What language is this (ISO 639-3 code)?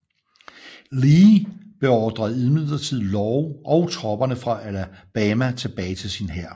dan